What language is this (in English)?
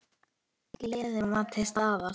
Icelandic